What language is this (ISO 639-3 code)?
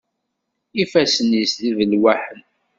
kab